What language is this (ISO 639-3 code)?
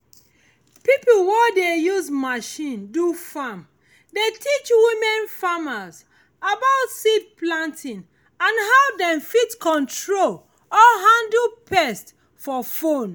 pcm